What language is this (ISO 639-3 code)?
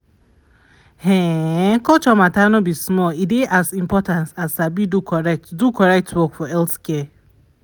pcm